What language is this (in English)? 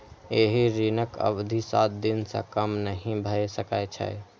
Maithili